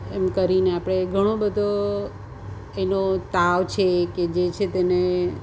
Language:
Gujarati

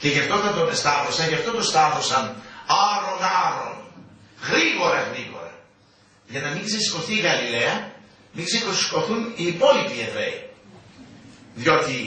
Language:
Greek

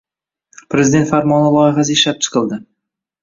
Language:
Uzbek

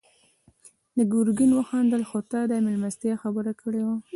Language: Pashto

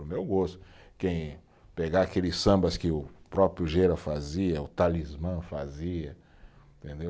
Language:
Portuguese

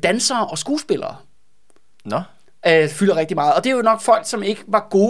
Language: Danish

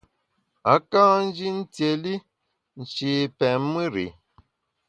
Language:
Bamun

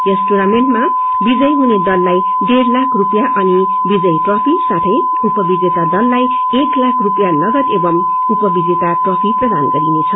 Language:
Nepali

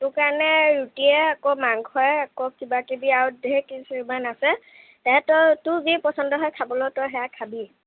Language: Assamese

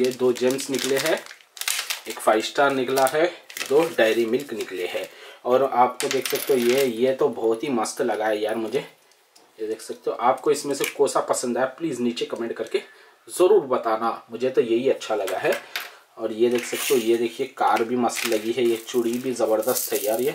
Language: Hindi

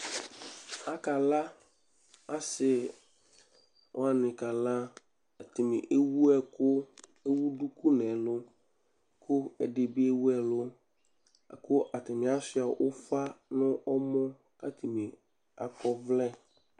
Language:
Ikposo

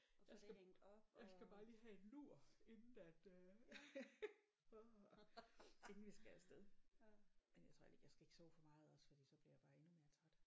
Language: Danish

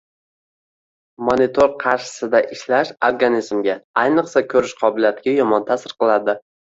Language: Uzbek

